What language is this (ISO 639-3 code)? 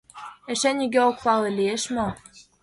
chm